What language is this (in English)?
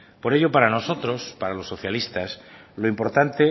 Spanish